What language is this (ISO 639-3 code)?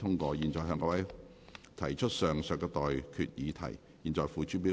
yue